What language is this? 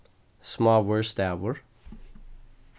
Faroese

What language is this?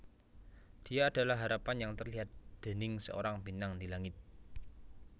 Javanese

